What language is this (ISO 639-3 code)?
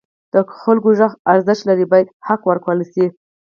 pus